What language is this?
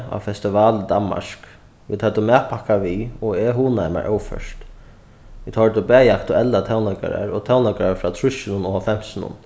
Faroese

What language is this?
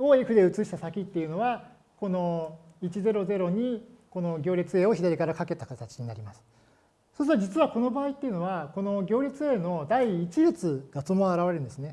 Japanese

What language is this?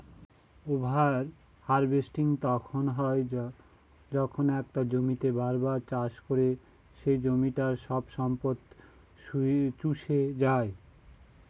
Bangla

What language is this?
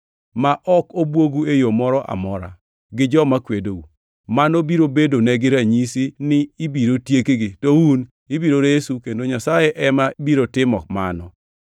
Luo (Kenya and Tanzania)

